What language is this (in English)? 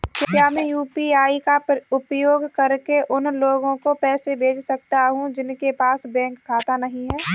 Hindi